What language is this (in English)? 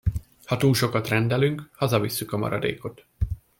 Hungarian